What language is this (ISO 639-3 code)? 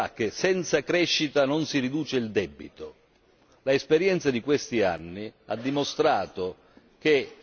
ita